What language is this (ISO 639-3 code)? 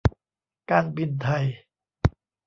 tha